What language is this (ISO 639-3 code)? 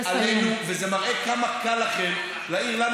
heb